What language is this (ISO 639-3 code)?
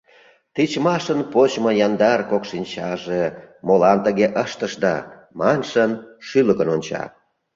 chm